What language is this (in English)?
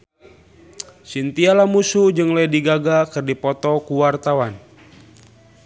Sundanese